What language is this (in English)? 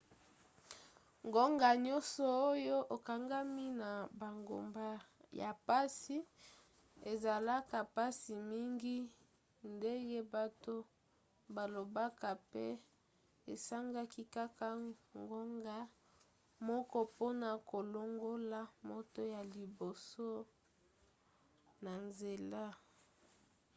Lingala